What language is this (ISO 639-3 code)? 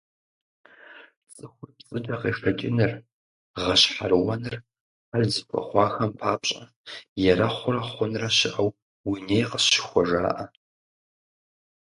kbd